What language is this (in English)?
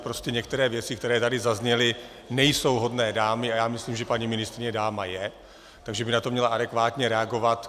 Czech